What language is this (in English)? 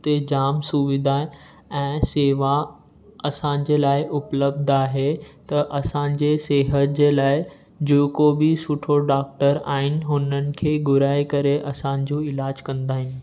Sindhi